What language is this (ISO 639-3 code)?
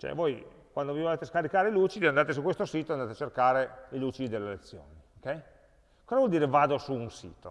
ita